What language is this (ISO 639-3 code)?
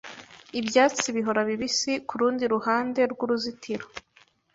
kin